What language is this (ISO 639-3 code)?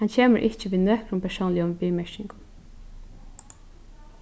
fao